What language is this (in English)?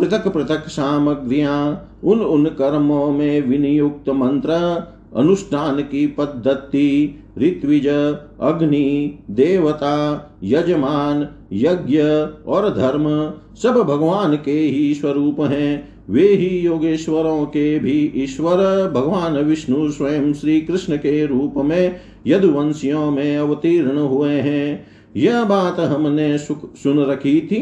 Hindi